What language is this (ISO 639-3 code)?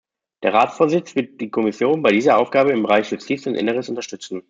deu